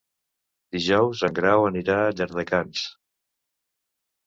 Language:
Catalan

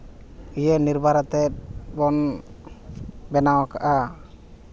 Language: Santali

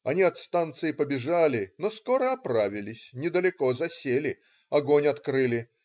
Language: Russian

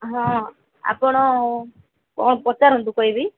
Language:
Odia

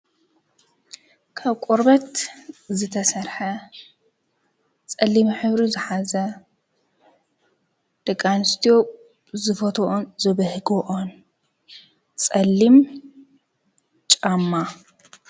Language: Tigrinya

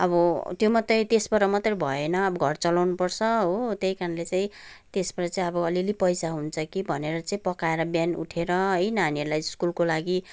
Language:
Nepali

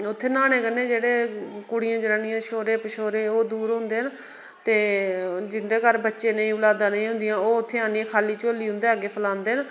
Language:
Dogri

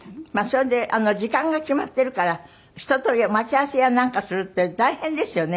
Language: Japanese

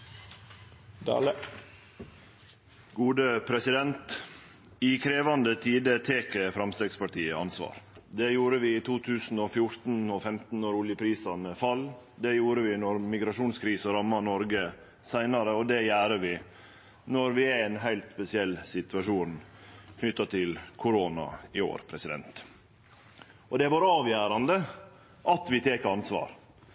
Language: Norwegian Nynorsk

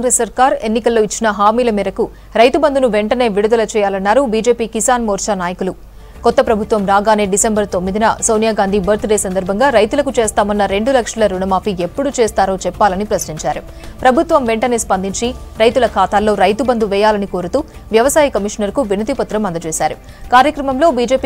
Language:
Telugu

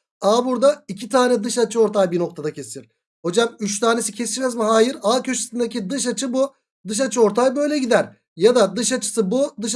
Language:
Turkish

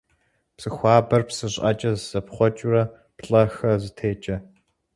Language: Kabardian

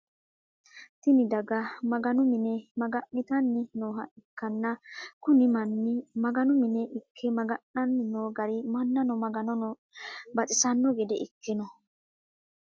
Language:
Sidamo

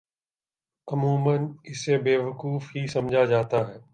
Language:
Urdu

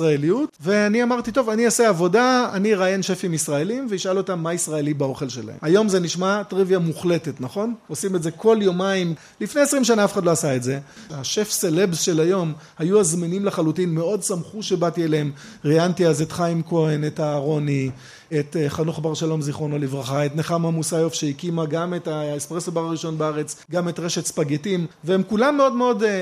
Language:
Hebrew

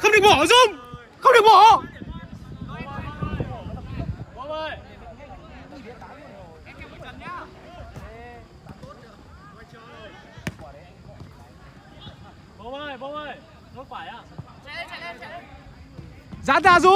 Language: Vietnamese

